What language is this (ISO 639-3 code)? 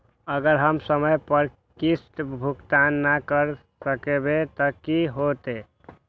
mag